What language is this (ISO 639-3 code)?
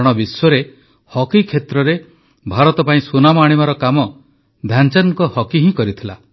ori